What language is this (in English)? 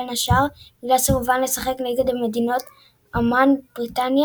Hebrew